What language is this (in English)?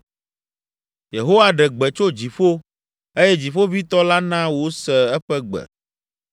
Ewe